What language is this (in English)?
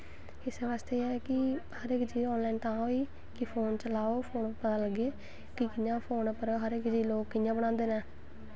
Dogri